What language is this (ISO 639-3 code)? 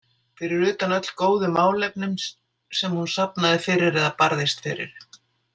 isl